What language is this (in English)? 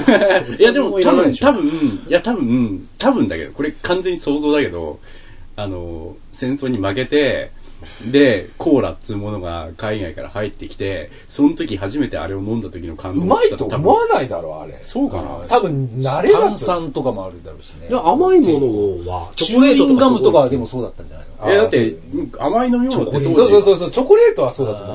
Japanese